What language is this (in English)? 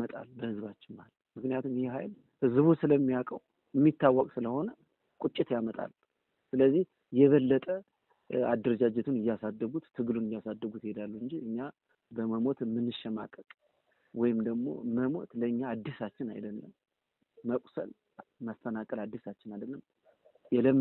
Arabic